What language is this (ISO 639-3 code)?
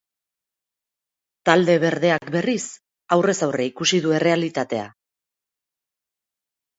eus